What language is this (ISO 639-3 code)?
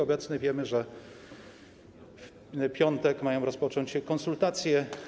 pol